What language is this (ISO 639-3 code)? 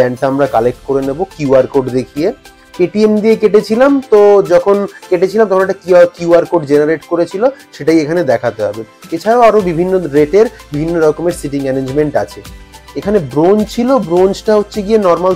ind